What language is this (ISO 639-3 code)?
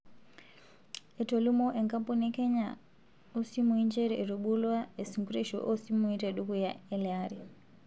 mas